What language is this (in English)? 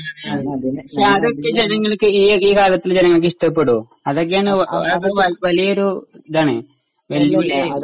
Malayalam